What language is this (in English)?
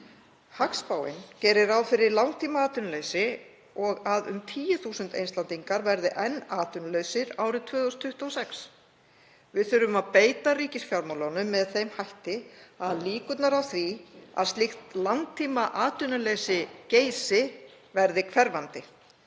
Icelandic